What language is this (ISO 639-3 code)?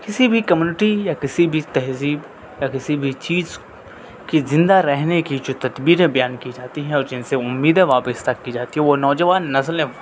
urd